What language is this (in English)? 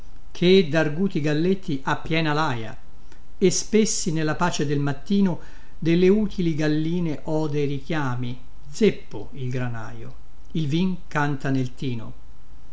Italian